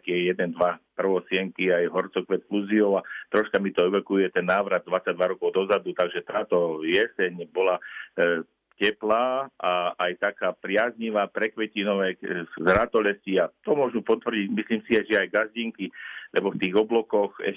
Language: Slovak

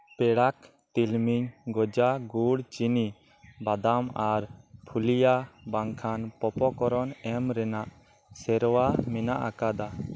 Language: Santali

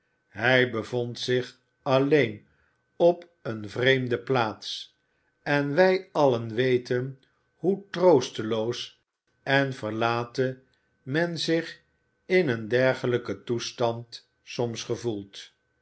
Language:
Dutch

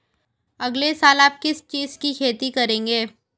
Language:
Hindi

